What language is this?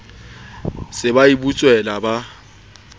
Southern Sotho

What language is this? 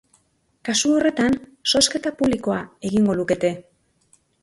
Basque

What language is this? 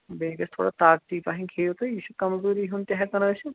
Kashmiri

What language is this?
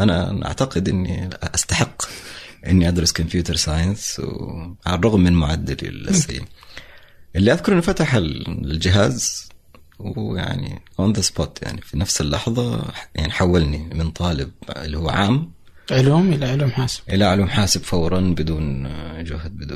Arabic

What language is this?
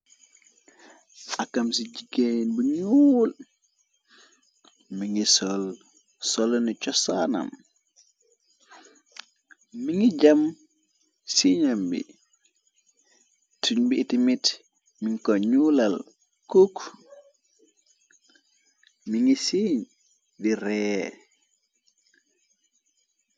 Wolof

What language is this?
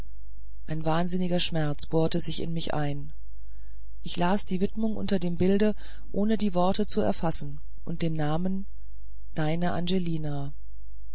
German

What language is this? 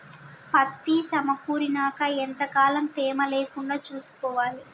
Telugu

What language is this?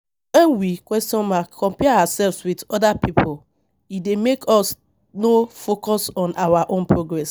Nigerian Pidgin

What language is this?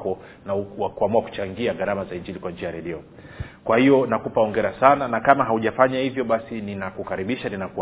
Swahili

